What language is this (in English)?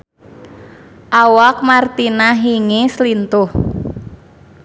Sundanese